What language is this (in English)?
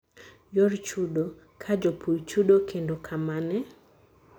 Luo (Kenya and Tanzania)